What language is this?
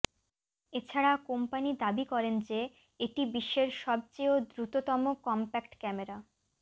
Bangla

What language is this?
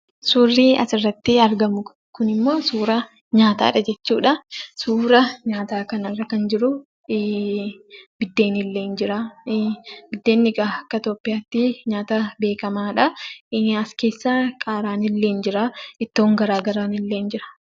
Oromo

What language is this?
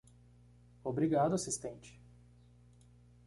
Portuguese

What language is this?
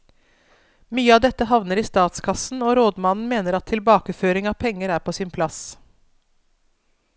Norwegian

